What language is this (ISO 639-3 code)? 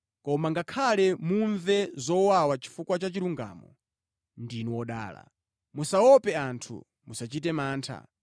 nya